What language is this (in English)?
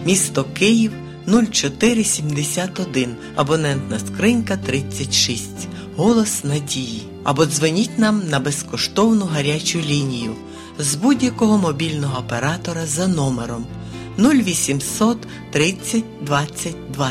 Ukrainian